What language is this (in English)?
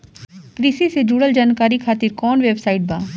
Bhojpuri